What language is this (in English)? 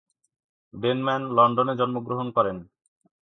Bangla